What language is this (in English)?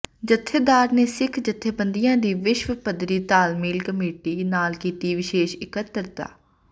Punjabi